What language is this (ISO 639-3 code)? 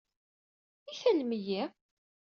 kab